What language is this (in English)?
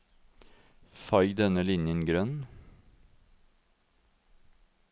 Norwegian